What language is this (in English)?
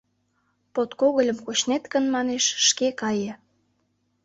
Mari